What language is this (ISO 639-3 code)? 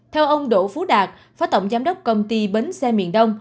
vie